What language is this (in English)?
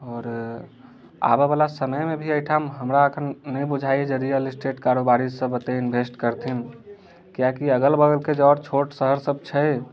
Maithili